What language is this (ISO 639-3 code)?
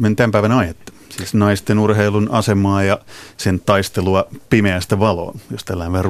fin